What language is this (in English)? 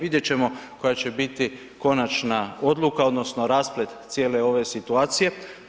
Croatian